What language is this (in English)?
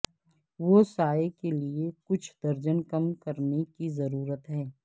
Urdu